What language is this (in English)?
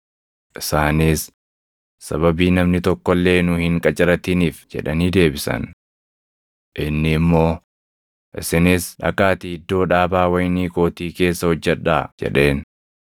Oromo